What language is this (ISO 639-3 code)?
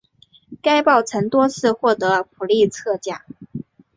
zho